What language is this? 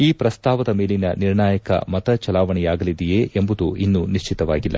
Kannada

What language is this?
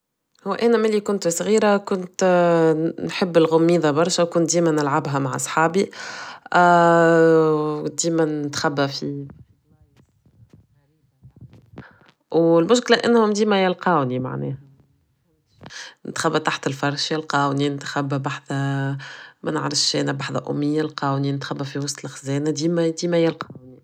Tunisian Arabic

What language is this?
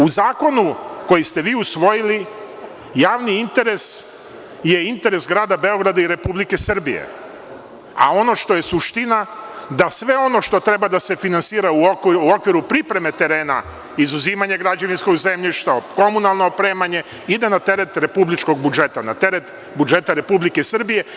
Serbian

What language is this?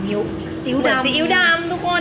Thai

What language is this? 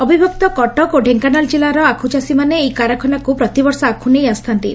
Odia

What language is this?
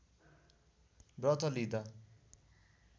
Nepali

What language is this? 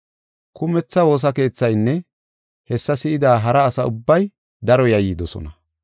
Gofa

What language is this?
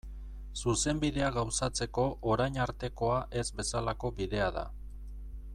Basque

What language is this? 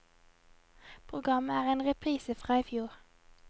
Norwegian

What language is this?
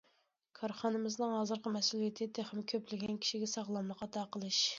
Uyghur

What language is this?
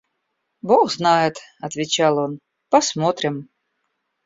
Russian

